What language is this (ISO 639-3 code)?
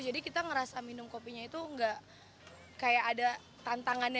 ind